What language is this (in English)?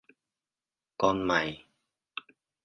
Vietnamese